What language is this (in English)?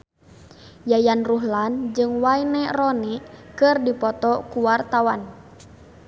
Sundanese